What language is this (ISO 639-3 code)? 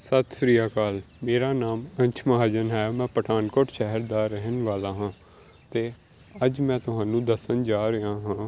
pan